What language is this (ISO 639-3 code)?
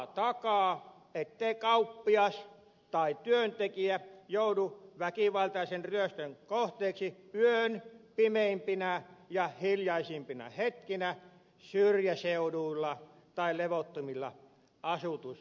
fin